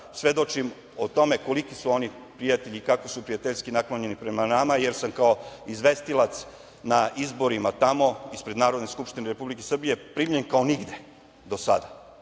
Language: Serbian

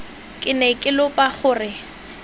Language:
Tswana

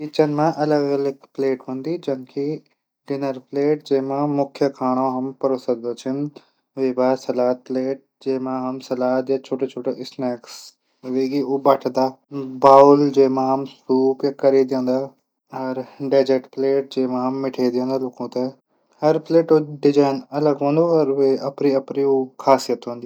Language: Garhwali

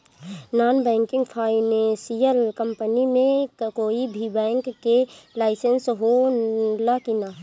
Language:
Bhojpuri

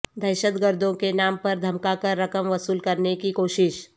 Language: Urdu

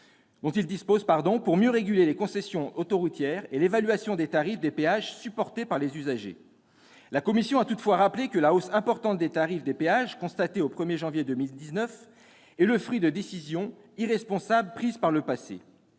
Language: French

